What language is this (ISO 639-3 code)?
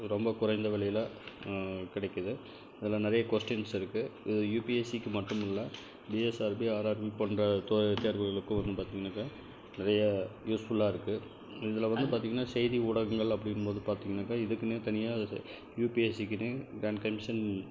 tam